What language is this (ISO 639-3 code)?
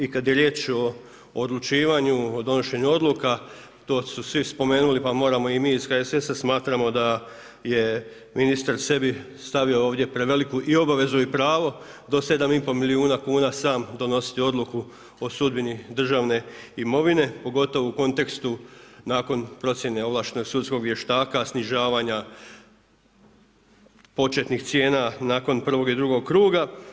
hrv